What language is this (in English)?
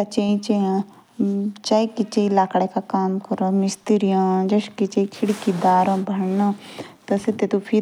Jaunsari